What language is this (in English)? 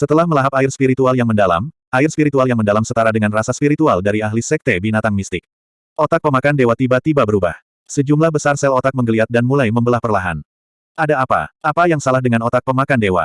Indonesian